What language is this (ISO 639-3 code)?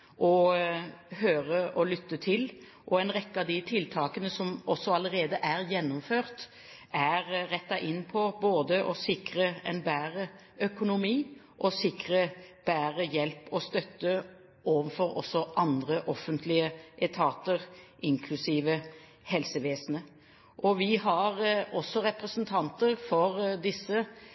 nob